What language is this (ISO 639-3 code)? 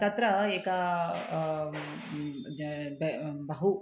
san